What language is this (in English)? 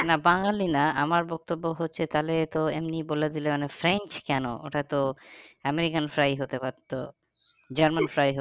Bangla